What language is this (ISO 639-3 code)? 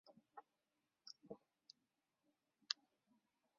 zho